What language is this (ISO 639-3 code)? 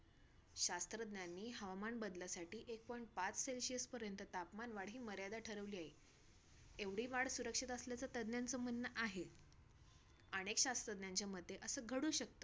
mar